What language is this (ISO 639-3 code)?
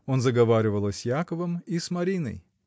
rus